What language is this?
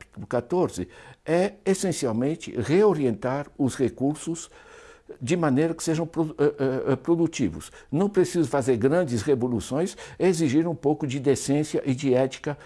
Portuguese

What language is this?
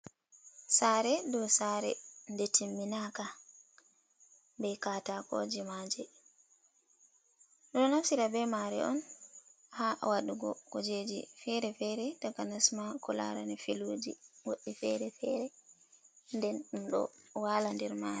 Fula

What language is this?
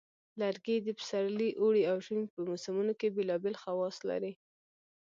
Pashto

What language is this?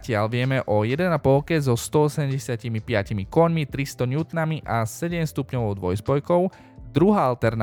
Slovak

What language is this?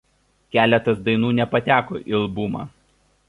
Lithuanian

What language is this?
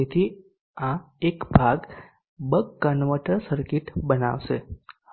Gujarati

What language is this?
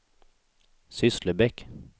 Swedish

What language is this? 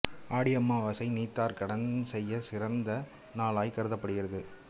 Tamil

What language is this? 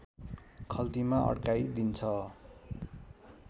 Nepali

